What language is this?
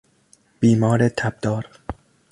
Persian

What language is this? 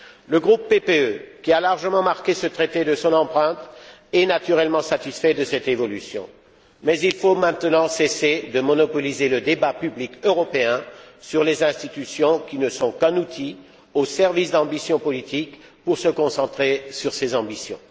French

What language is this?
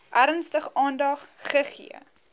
Afrikaans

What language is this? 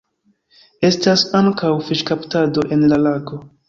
Esperanto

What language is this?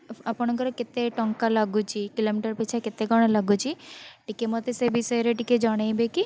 Odia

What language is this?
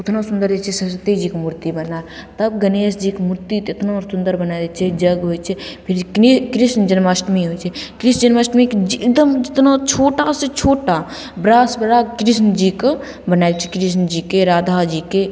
Maithili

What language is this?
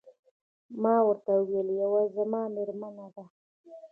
Pashto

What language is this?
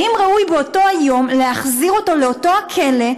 Hebrew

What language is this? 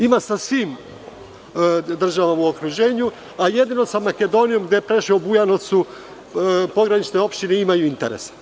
Serbian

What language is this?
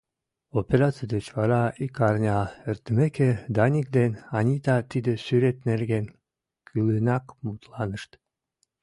Mari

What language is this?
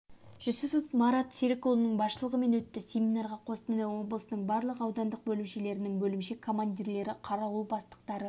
Kazakh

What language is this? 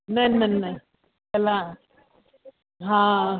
Sindhi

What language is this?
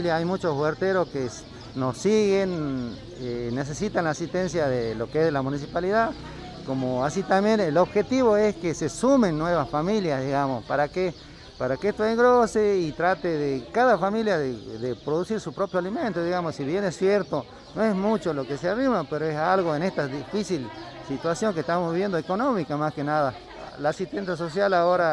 Spanish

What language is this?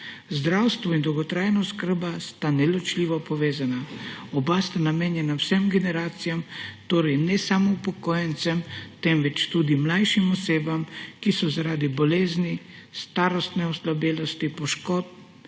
Slovenian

